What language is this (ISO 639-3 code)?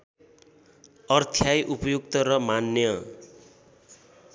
nep